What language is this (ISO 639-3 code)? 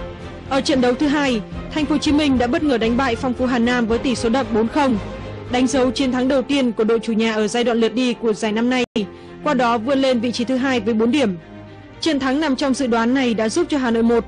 vie